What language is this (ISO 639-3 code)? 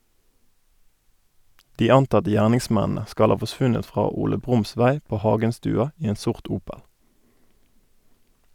nor